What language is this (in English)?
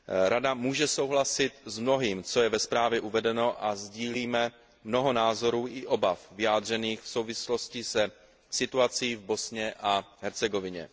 Czech